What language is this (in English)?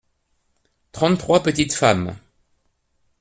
French